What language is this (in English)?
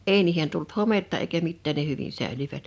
Finnish